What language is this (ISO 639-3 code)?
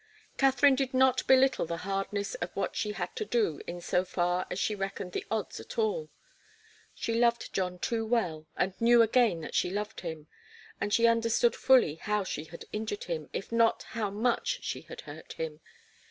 eng